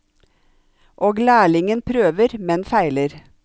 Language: Norwegian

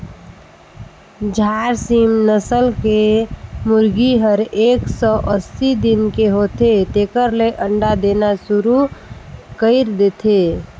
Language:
Chhattisgarhi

